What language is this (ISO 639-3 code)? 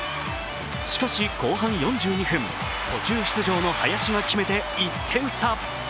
jpn